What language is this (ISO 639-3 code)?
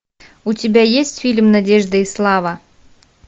rus